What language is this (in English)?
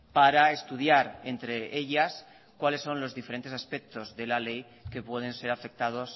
Spanish